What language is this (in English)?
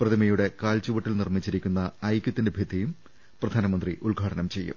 Malayalam